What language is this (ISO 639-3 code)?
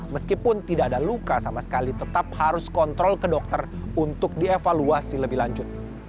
ind